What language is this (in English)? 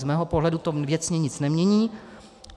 Czech